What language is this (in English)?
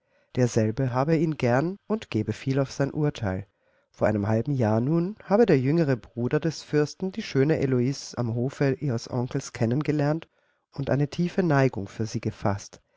German